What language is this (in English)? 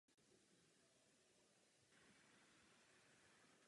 Czech